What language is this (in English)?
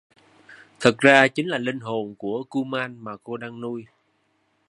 Vietnamese